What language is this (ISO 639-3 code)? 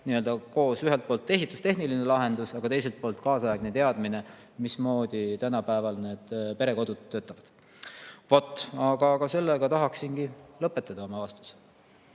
est